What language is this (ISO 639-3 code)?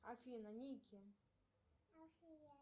rus